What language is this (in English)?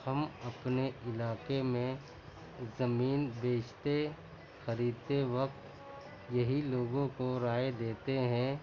Urdu